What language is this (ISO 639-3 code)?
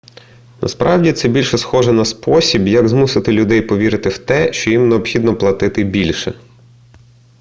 ukr